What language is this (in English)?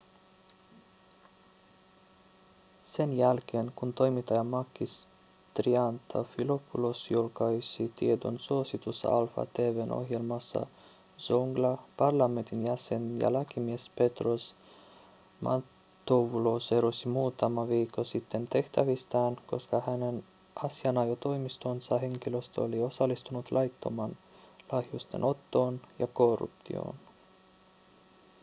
Finnish